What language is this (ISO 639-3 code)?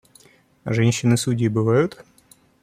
rus